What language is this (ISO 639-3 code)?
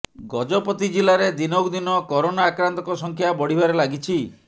ori